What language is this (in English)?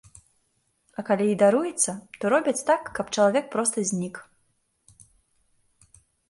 Belarusian